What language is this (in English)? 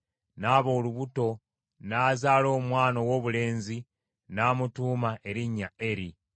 Ganda